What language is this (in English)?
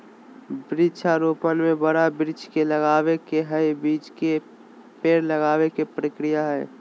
Magahi